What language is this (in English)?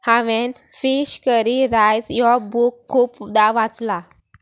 Konkani